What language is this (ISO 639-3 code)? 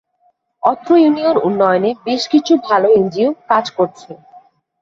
ben